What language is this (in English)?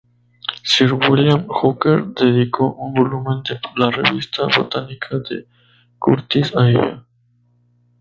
Spanish